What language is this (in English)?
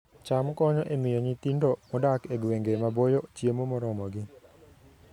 Luo (Kenya and Tanzania)